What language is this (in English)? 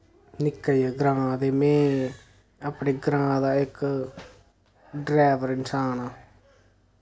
Dogri